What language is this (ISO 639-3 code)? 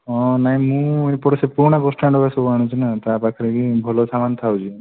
ori